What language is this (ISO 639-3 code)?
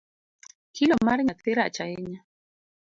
luo